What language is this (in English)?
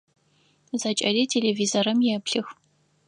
Adyghe